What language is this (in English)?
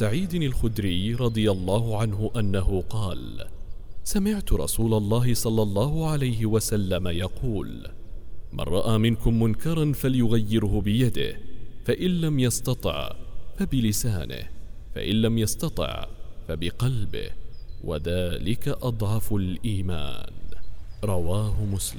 Arabic